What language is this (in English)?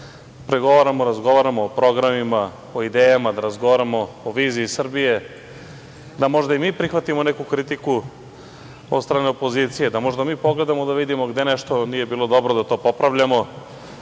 Serbian